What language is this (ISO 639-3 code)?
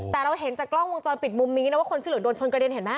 tha